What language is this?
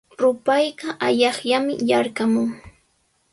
Sihuas Ancash Quechua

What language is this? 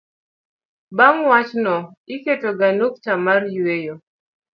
Luo (Kenya and Tanzania)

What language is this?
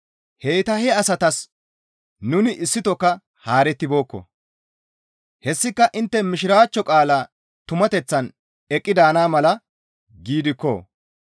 Gamo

